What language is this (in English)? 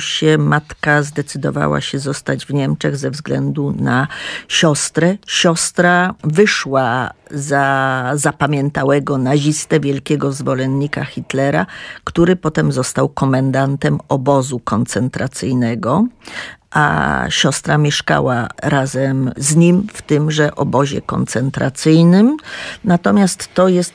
Polish